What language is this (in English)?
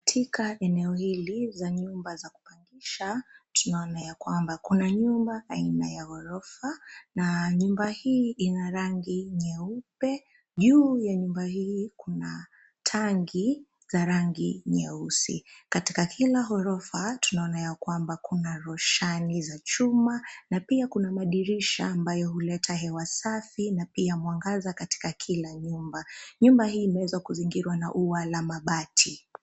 Swahili